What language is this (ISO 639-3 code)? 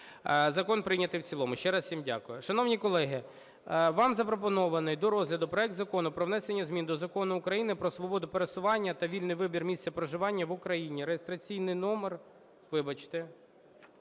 ukr